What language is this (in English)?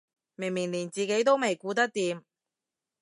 Cantonese